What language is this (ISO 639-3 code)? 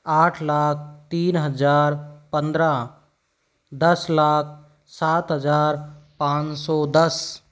hin